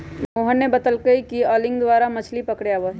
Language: Magahi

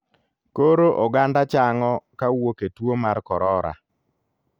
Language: Luo (Kenya and Tanzania)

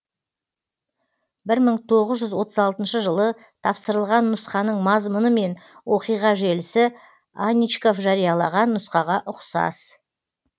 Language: Kazakh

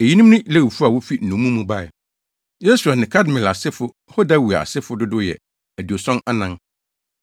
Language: Akan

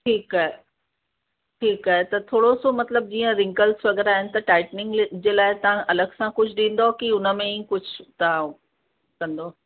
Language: Sindhi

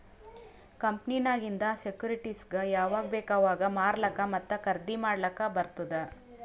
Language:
Kannada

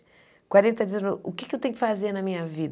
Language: Portuguese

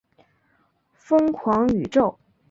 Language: Chinese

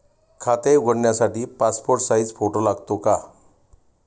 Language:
Marathi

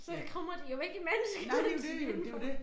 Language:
Danish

